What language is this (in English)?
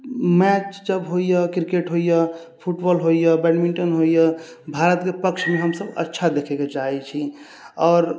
Maithili